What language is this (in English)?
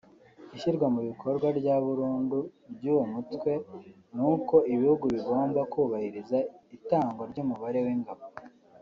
Kinyarwanda